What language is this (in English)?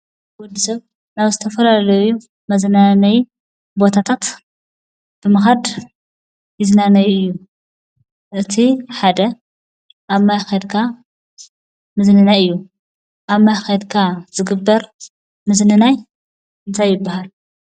Tigrinya